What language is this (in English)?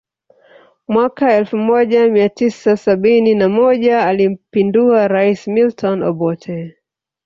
Swahili